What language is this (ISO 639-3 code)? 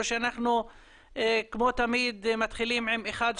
heb